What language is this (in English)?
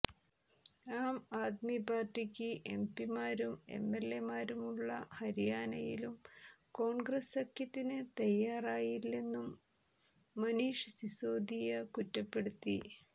Malayalam